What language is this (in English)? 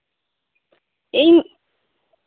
Santali